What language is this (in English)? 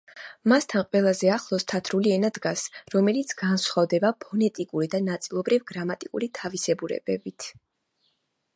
Georgian